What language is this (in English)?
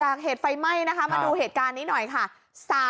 Thai